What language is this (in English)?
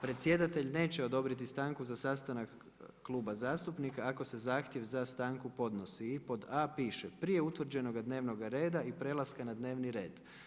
Croatian